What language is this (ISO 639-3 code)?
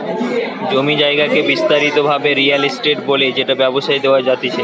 ben